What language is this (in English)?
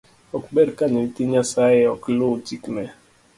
Luo (Kenya and Tanzania)